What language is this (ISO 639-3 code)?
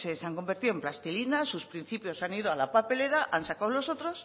spa